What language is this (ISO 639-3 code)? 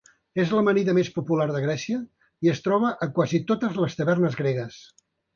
cat